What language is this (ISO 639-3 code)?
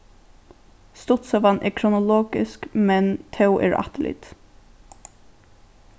fao